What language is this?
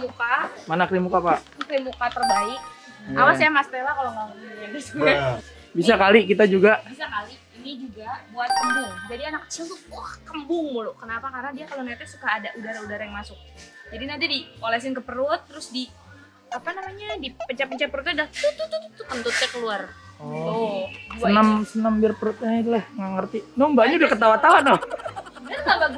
Indonesian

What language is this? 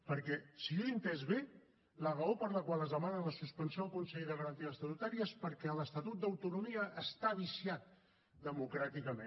Catalan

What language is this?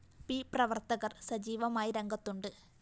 Malayalam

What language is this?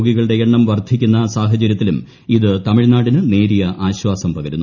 Malayalam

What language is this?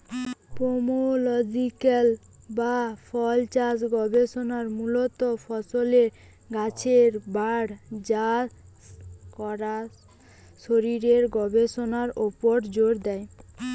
Bangla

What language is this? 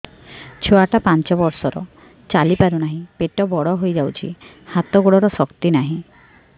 Odia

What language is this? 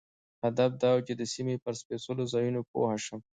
Pashto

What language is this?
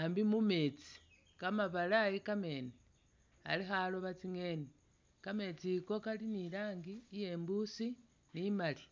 Masaaba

